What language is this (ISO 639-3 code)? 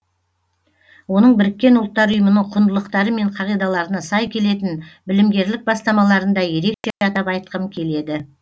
kaz